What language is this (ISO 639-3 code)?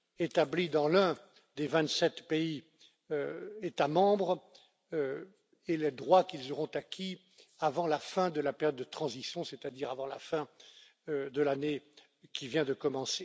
fra